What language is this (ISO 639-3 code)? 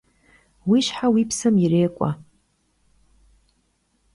kbd